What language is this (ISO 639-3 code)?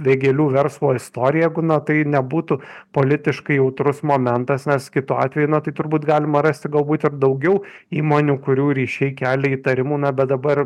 lit